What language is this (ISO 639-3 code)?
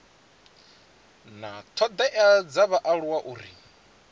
ven